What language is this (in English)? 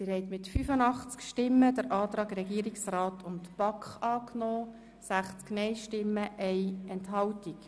Swiss German